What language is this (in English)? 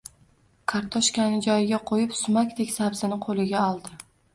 Uzbek